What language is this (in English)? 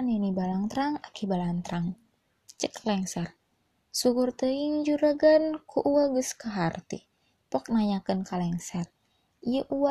Malay